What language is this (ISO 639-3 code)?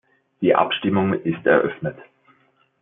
deu